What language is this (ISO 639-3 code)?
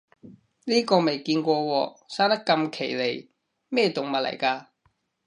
yue